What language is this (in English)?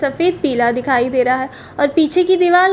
Hindi